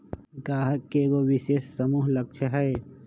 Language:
Magahi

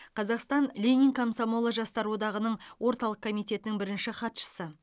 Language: Kazakh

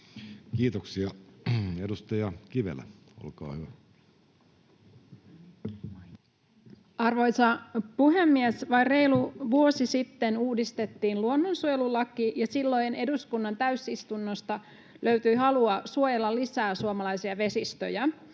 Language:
Finnish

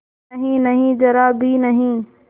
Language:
Hindi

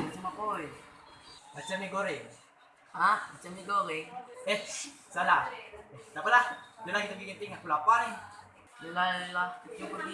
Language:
Malay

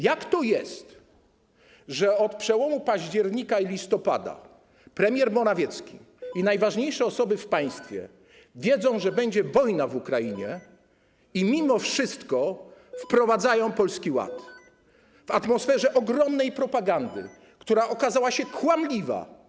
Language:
Polish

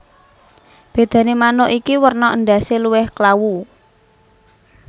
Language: Javanese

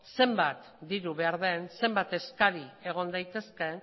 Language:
Basque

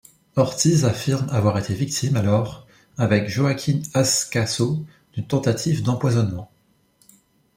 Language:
French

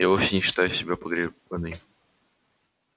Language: Russian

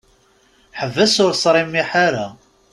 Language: Kabyle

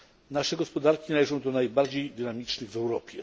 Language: Polish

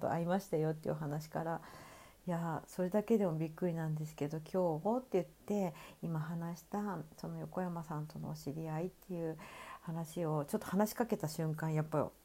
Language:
Japanese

